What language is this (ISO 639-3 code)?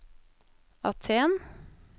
nor